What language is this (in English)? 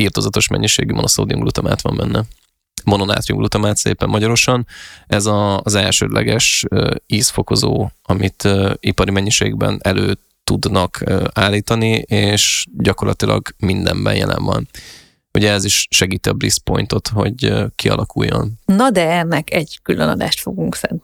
Hungarian